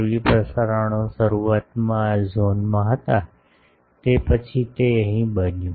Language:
Gujarati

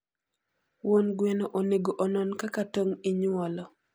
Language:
Luo (Kenya and Tanzania)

